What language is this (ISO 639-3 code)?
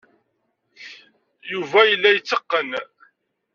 kab